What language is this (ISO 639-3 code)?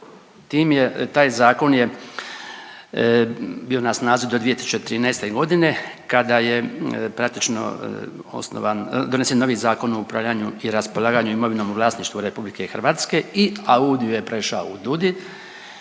hrv